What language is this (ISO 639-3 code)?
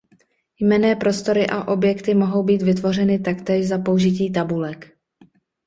ces